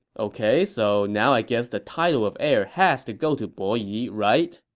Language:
English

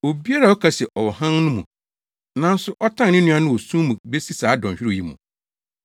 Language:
Akan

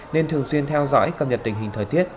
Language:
Vietnamese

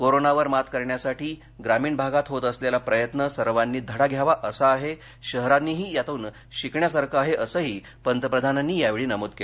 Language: Marathi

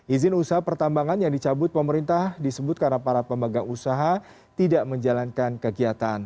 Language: Indonesian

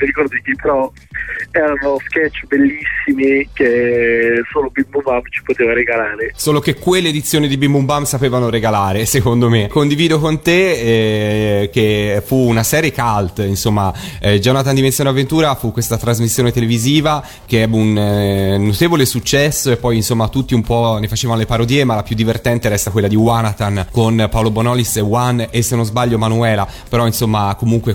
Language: Italian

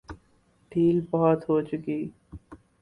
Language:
Urdu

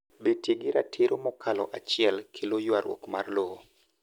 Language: Luo (Kenya and Tanzania)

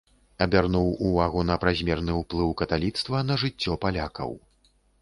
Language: Belarusian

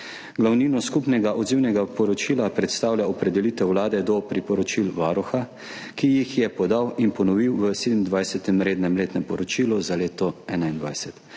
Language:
Slovenian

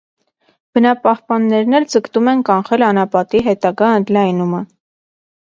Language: Armenian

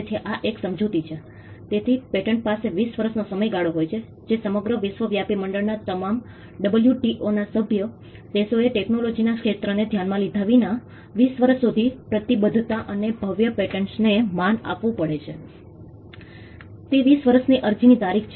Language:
Gujarati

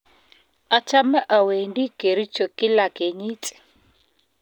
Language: Kalenjin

